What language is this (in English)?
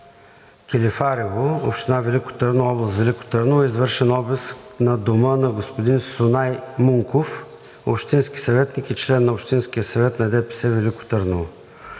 Bulgarian